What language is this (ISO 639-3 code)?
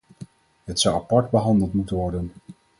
nld